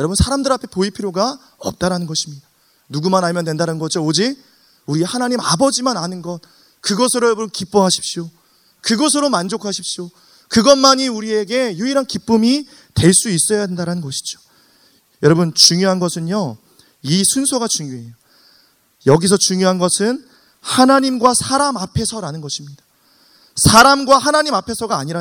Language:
Korean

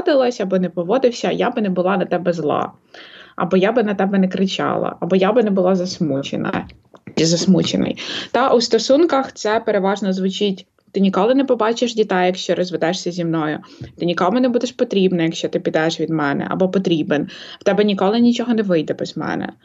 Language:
Ukrainian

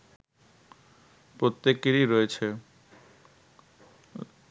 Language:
Bangla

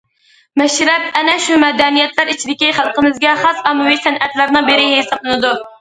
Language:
Uyghur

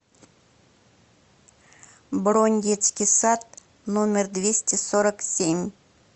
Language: Russian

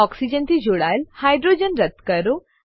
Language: Gujarati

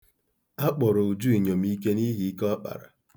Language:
Igbo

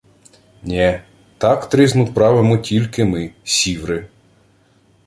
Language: Ukrainian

